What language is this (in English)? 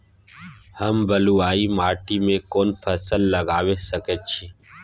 Maithili